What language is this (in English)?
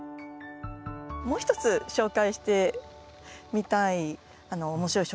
Japanese